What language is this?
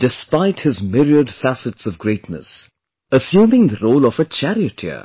English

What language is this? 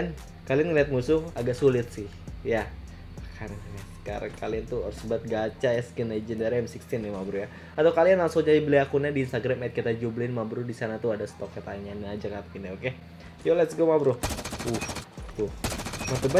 Indonesian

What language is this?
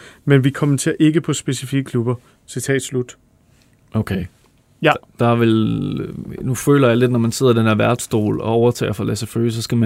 Danish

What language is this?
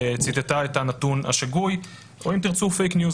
Hebrew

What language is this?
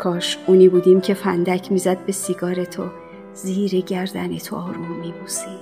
Persian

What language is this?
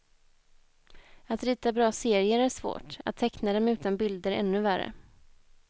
Swedish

